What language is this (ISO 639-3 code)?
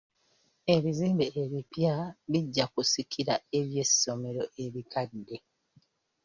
lug